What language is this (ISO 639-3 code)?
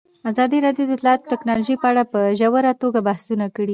pus